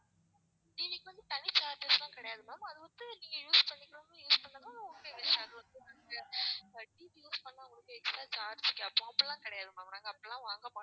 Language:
Tamil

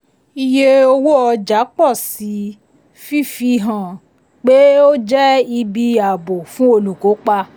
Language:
Yoruba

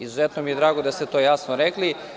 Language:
Serbian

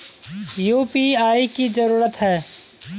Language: Magahi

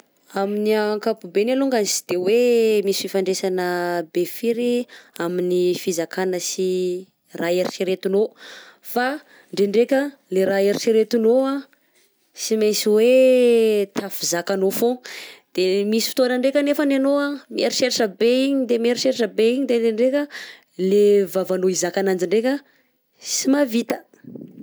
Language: Southern Betsimisaraka Malagasy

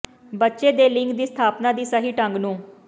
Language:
Punjabi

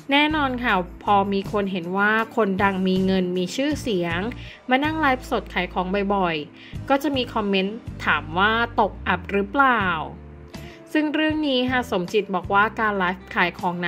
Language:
Thai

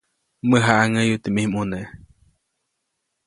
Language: Copainalá Zoque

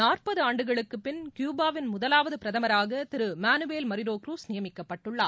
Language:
Tamil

